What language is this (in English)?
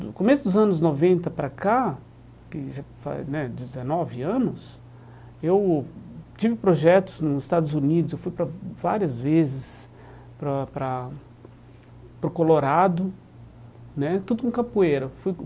Portuguese